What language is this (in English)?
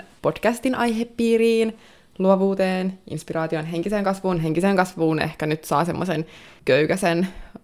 Finnish